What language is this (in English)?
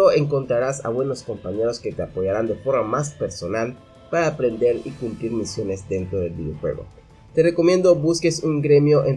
Spanish